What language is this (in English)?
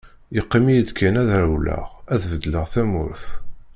Kabyle